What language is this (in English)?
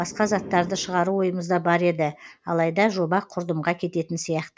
Kazakh